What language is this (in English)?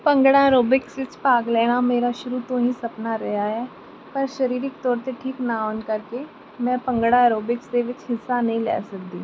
Punjabi